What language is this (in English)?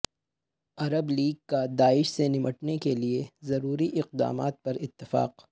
Urdu